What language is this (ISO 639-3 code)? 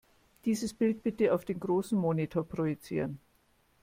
deu